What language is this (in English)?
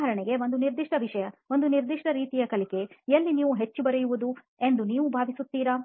Kannada